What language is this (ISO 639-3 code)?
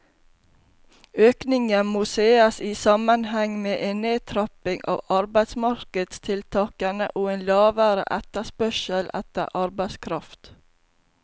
nor